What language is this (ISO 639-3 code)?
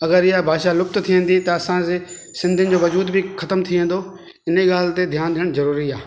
snd